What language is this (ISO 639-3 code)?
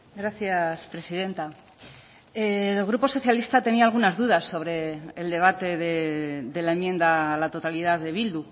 spa